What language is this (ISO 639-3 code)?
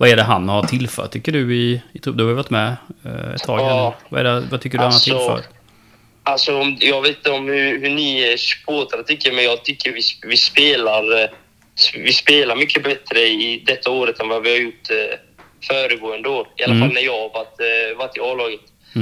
swe